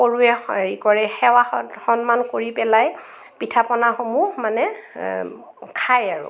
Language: Assamese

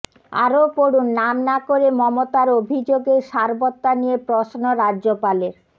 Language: Bangla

